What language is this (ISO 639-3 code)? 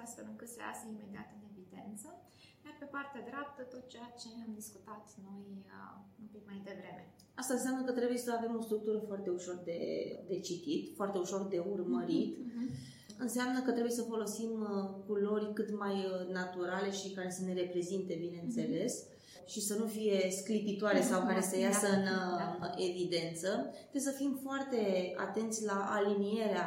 ron